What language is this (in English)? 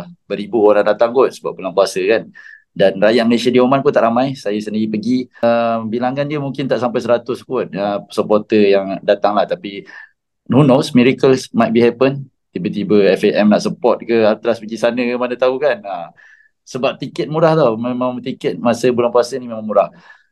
Malay